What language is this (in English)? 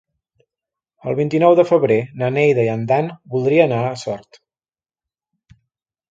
Catalan